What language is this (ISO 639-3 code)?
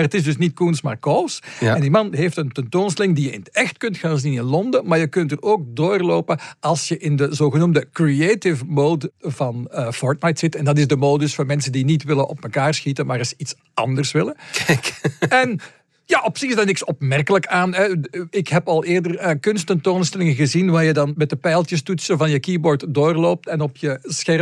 nld